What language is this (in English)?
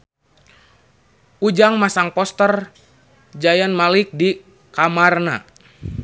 Sundanese